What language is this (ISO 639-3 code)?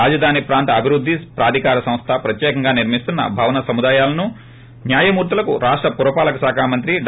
tel